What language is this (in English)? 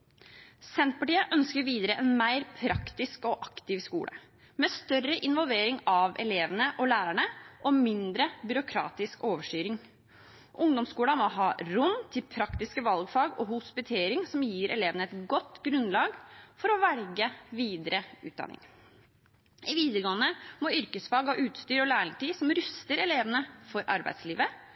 Norwegian Bokmål